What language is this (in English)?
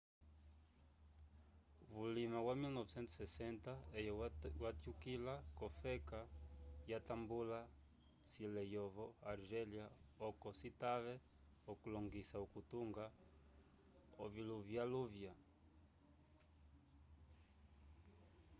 Umbundu